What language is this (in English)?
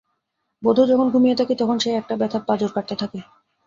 Bangla